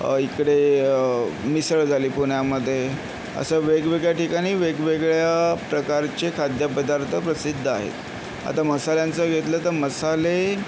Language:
Marathi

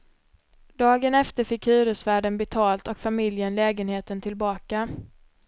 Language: Swedish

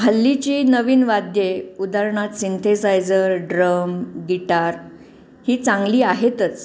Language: Marathi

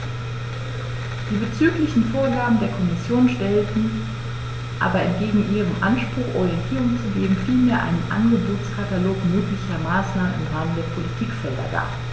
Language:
German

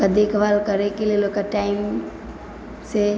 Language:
Maithili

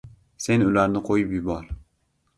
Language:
Uzbek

